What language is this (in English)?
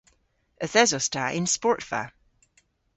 Cornish